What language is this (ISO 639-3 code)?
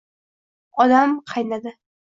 uzb